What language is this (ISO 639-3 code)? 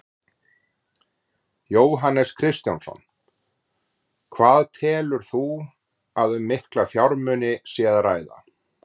isl